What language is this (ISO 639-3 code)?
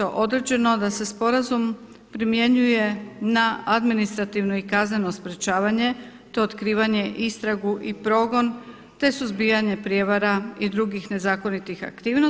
hrv